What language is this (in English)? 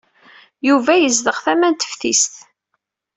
Kabyle